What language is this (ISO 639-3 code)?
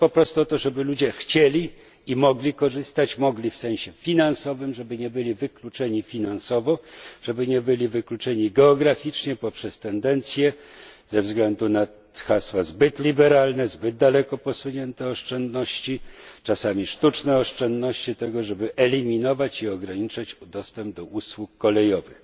pol